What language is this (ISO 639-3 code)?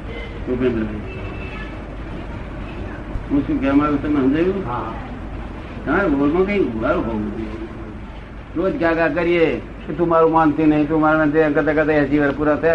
guj